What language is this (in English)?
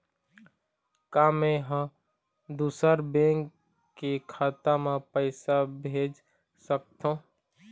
Chhattisgarhi